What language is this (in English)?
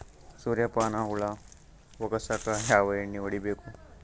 Kannada